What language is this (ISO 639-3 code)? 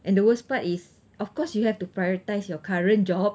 eng